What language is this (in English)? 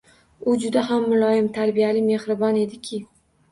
Uzbek